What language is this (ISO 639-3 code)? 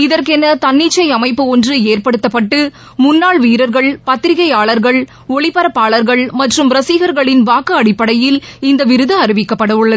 tam